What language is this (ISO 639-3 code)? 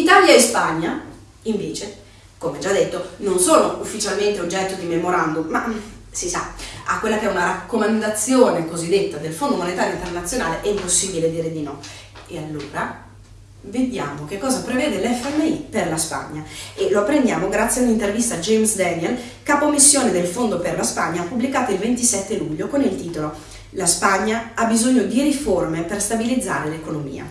ita